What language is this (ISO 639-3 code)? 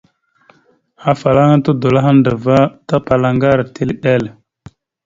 mxu